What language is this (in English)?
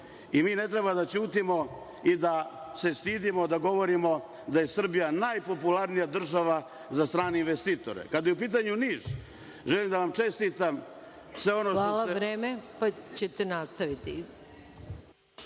Serbian